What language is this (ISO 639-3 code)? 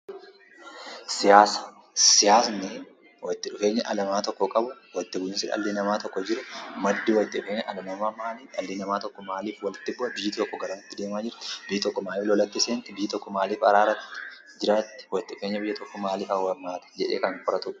orm